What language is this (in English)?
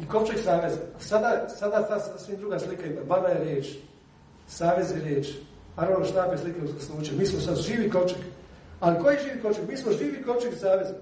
Croatian